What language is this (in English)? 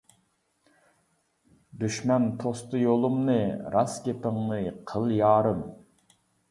Uyghur